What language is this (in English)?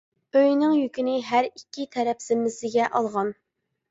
Uyghur